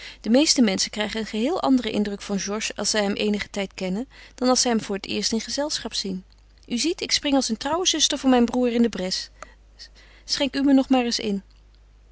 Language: Dutch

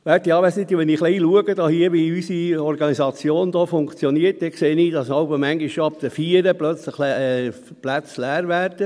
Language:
Swiss German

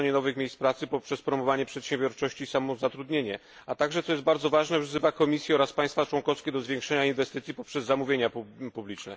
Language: Polish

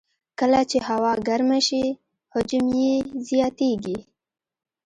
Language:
Pashto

